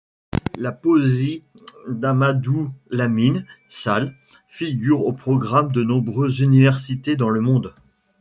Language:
French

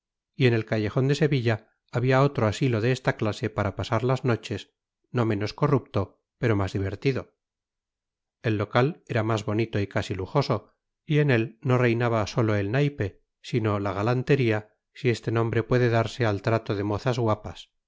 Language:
Spanish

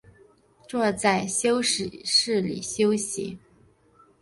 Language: Chinese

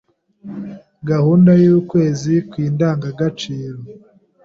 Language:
Kinyarwanda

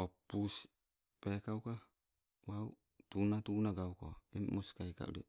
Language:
Sibe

